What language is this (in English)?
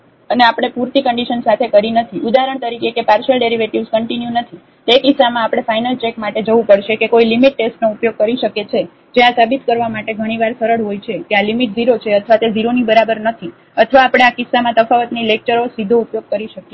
Gujarati